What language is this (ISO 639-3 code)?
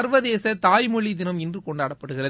tam